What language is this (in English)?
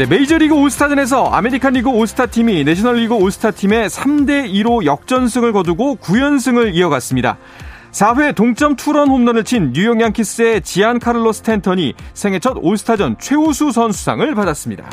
Korean